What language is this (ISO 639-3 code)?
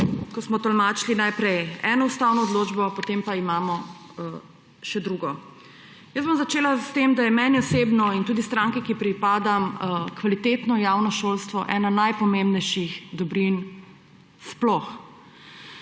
slv